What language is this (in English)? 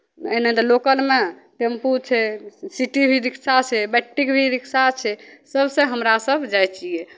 Maithili